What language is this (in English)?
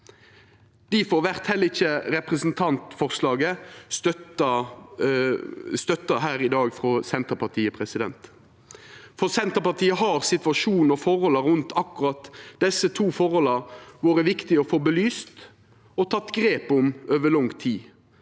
Norwegian